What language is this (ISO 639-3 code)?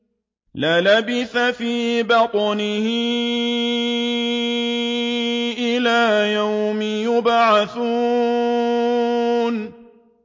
ara